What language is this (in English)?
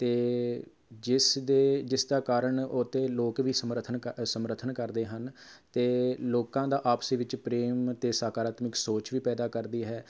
Punjabi